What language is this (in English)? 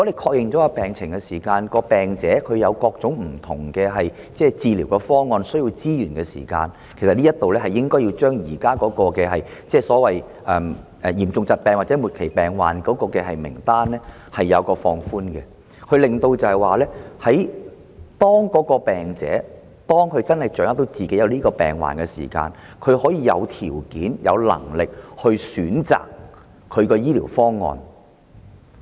Cantonese